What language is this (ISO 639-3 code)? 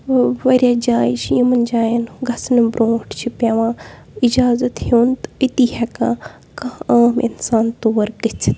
kas